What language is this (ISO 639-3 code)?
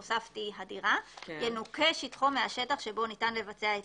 heb